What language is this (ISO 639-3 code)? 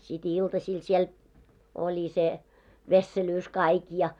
fin